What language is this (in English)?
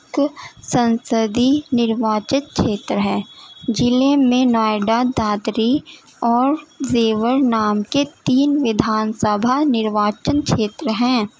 Urdu